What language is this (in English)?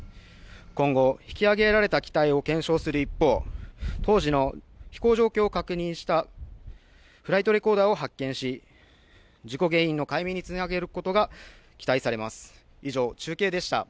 Japanese